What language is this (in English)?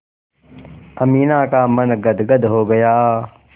Hindi